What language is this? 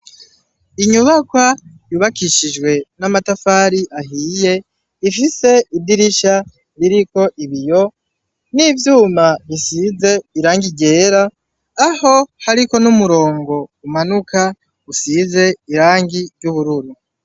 Rundi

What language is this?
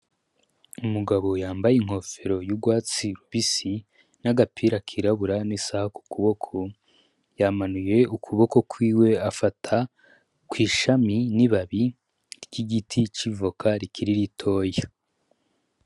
Rundi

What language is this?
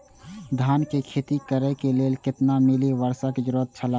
Maithili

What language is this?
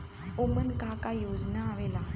Bhojpuri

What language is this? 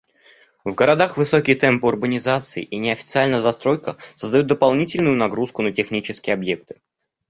Russian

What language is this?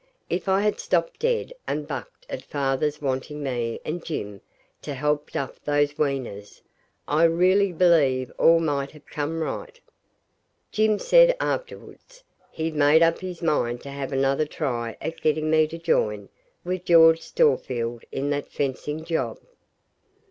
English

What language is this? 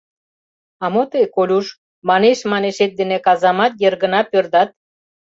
Mari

